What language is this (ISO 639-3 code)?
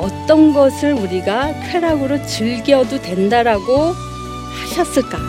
kor